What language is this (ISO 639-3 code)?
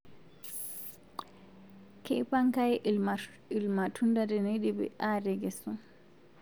mas